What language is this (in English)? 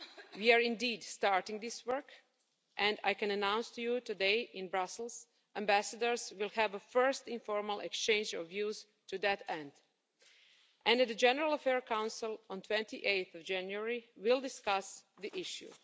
English